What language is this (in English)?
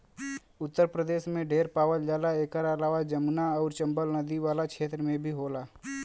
Bhojpuri